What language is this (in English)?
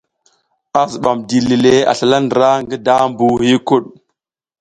South Giziga